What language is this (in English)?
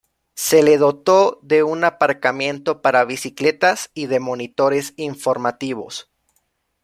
Spanish